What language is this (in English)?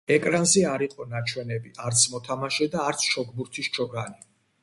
Georgian